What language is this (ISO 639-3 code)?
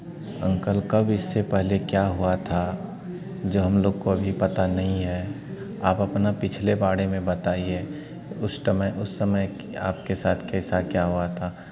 hin